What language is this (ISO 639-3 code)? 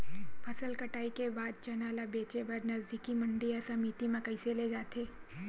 hne